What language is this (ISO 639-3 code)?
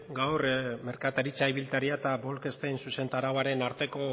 eus